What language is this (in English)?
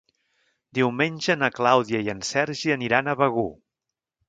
Catalan